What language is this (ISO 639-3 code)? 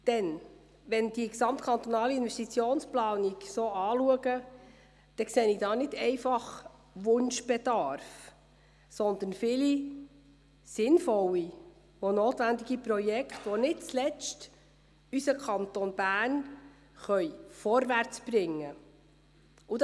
gsw